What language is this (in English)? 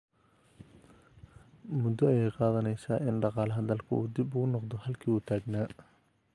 Somali